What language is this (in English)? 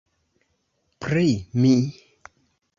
Esperanto